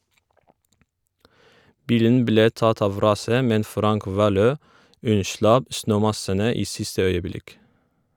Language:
Norwegian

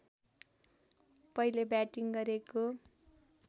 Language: Nepali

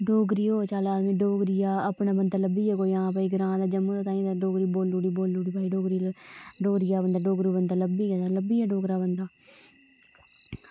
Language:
Dogri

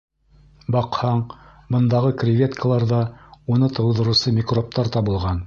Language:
Bashkir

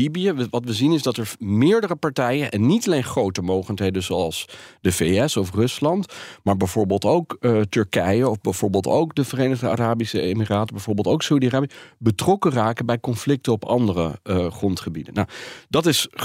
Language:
Dutch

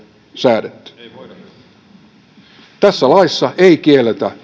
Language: Finnish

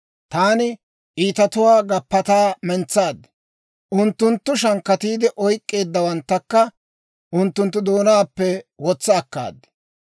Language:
Dawro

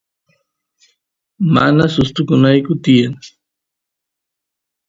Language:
Santiago del Estero Quichua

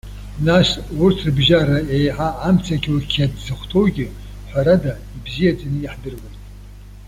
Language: Abkhazian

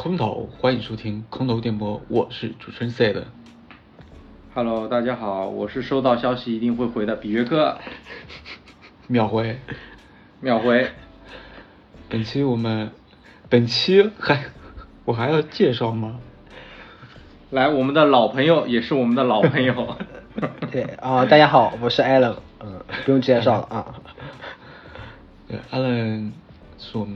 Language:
Chinese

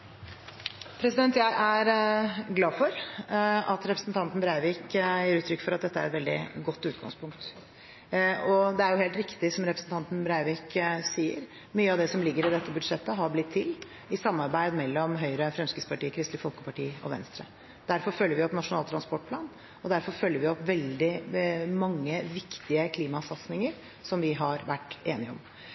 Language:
Norwegian Bokmål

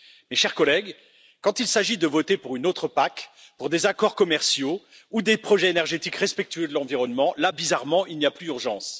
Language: French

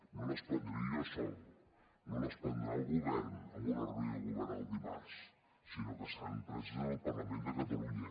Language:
Catalan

